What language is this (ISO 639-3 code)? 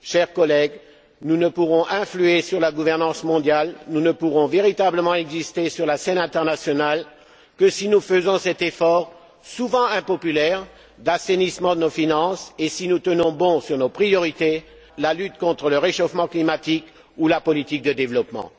fra